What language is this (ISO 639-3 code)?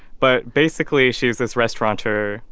eng